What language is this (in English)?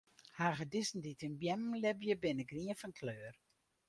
Western Frisian